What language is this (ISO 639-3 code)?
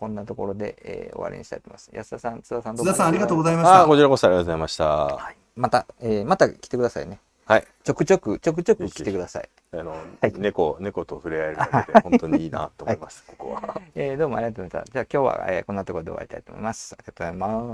jpn